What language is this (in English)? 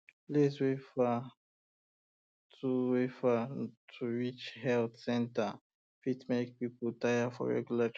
Nigerian Pidgin